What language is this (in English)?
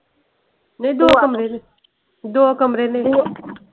Punjabi